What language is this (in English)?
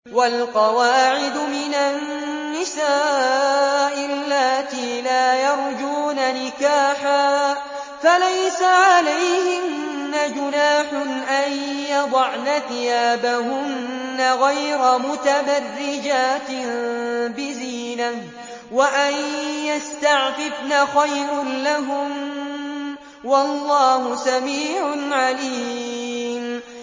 Arabic